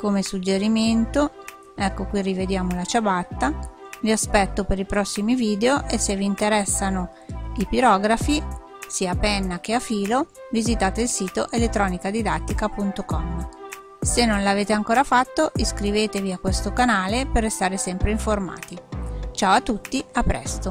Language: Italian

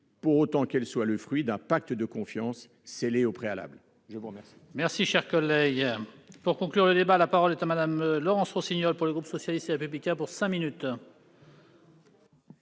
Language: French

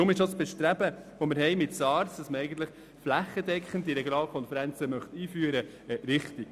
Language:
Swiss German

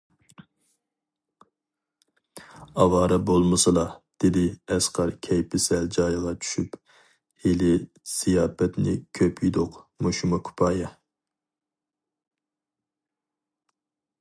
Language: Uyghur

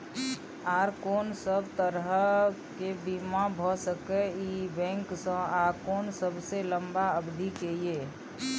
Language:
Maithili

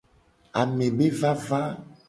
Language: Gen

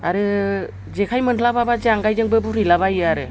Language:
Bodo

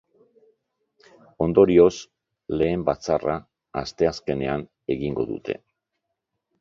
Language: Basque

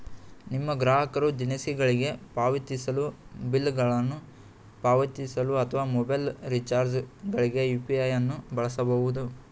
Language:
Kannada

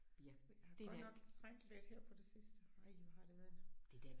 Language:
Danish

